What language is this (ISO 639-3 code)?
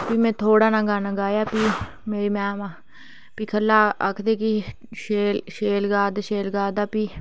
doi